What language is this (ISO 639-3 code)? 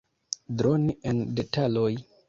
epo